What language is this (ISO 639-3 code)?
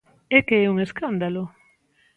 glg